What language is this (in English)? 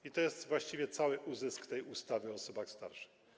Polish